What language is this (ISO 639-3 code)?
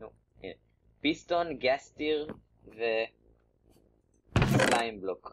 heb